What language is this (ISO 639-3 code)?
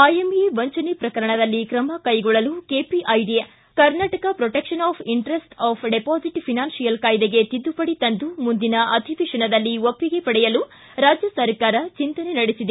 kan